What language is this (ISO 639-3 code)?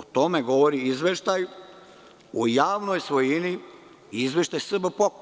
srp